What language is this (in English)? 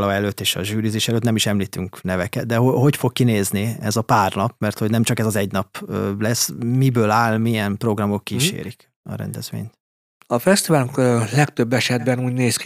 Hungarian